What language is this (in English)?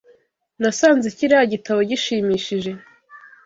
Kinyarwanda